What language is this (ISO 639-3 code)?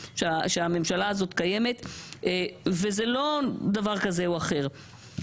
heb